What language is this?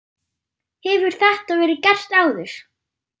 Icelandic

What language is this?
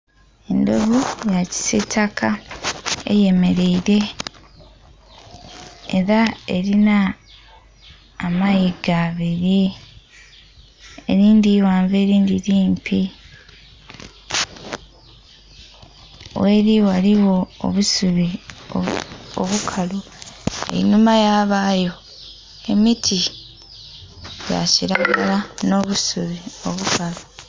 Soga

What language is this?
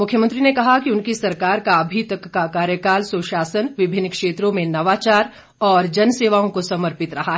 Hindi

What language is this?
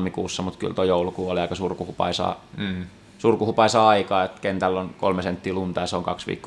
Finnish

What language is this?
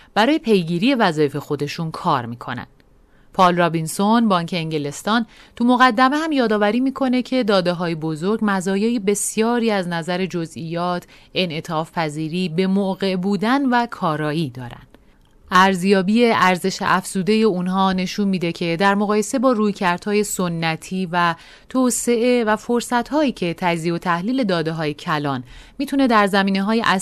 Persian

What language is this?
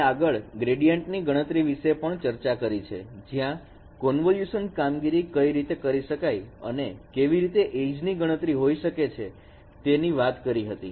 Gujarati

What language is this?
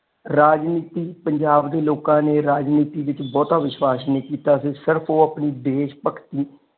Punjabi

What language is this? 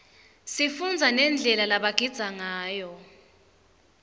Swati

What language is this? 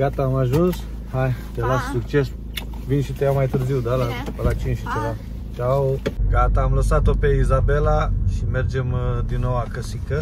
Romanian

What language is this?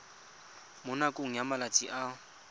Tswana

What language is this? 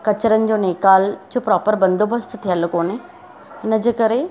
Sindhi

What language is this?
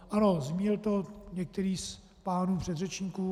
Czech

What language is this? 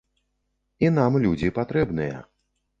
Belarusian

